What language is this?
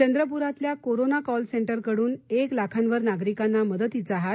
Marathi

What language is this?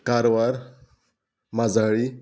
Konkani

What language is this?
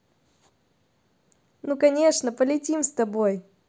Russian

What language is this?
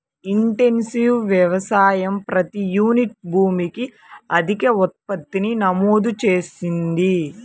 Telugu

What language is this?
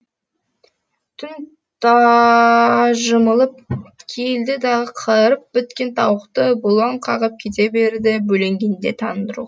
Kazakh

